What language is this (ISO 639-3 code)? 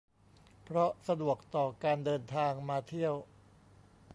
tha